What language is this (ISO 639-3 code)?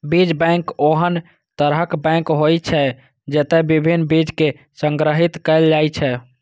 mai